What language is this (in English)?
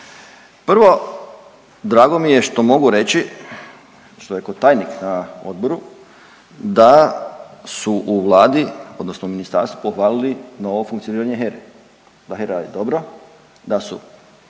Croatian